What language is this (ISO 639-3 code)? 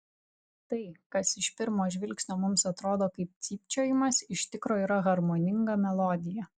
lit